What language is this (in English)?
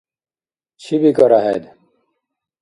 Dargwa